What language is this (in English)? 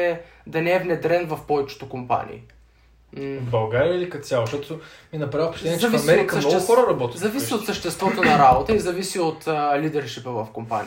Bulgarian